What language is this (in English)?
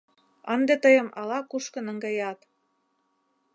Mari